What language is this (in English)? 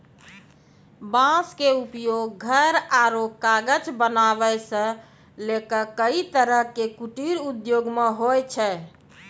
Maithili